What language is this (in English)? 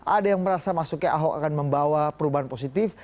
Indonesian